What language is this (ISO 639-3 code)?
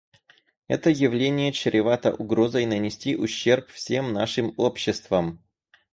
rus